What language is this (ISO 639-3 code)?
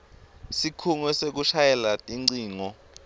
ssw